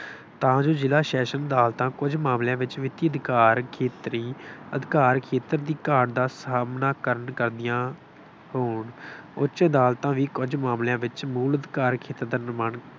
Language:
Punjabi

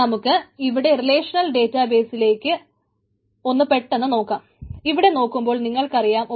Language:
Malayalam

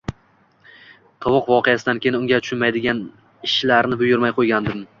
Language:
Uzbek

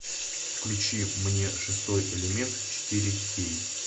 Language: Russian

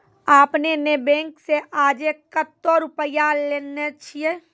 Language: Maithili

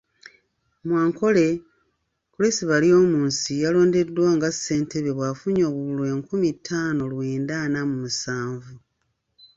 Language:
Ganda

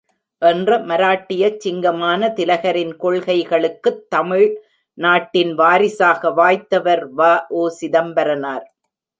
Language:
Tamil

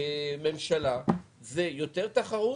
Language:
Hebrew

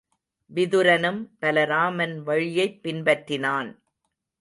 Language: Tamil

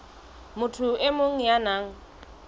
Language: Southern Sotho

